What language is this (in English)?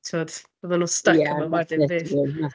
Welsh